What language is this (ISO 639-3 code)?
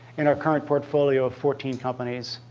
eng